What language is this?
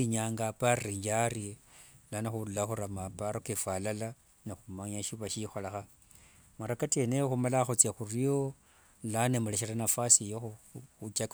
Wanga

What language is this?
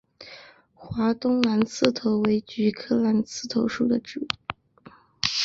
Chinese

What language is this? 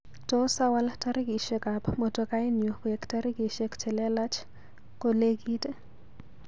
Kalenjin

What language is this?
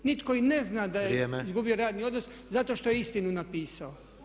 Croatian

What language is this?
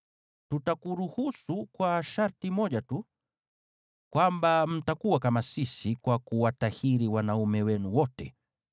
Swahili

